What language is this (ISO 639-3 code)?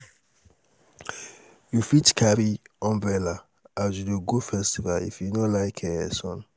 pcm